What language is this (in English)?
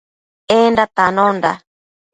Matsés